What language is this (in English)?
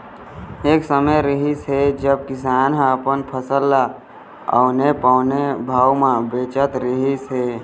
Chhattisgarhi